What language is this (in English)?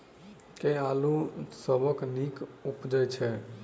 Maithili